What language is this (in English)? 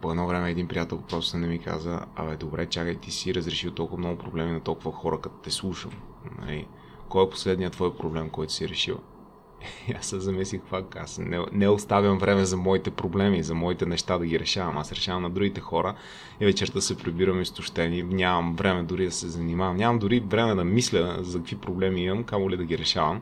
Bulgarian